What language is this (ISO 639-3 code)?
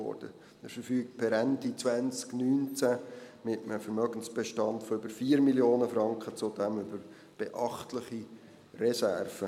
gsw